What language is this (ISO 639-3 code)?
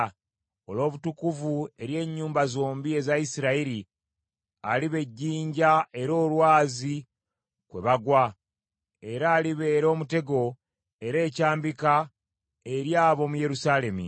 lug